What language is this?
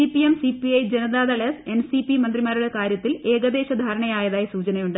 Malayalam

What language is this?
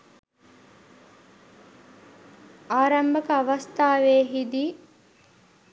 Sinhala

